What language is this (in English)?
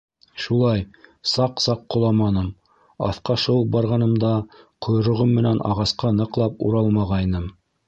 Bashkir